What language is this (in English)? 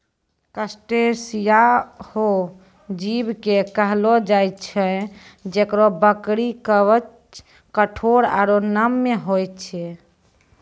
Maithili